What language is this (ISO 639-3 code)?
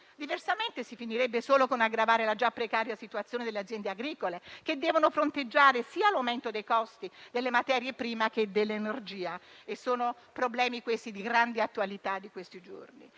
ita